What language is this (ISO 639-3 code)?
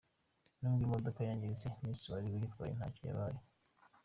kin